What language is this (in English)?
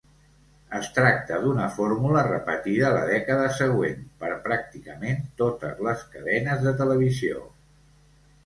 Catalan